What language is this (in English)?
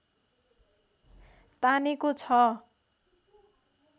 Nepali